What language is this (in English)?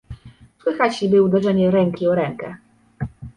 Polish